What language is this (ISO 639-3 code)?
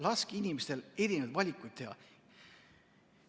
est